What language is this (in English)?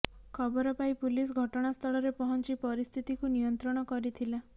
Odia